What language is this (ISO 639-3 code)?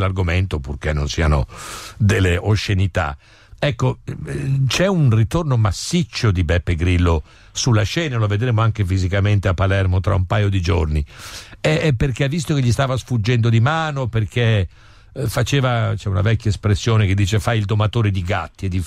ita